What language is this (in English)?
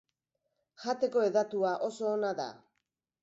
Basque